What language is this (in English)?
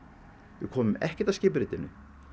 Icelandic